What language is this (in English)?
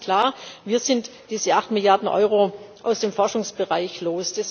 German